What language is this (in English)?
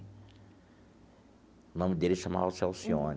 Portuguese